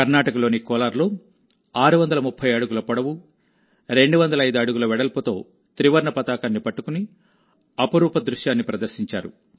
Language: Telugu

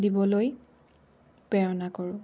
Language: Assamese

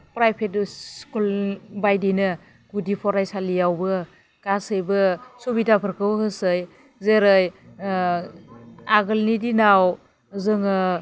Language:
Bodo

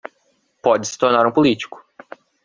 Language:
Portuguese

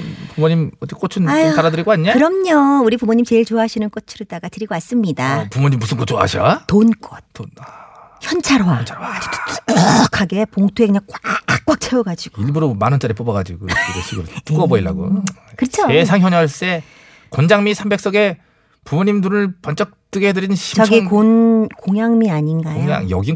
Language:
Korean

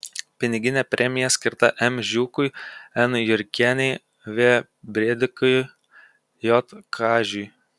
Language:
Lithuanian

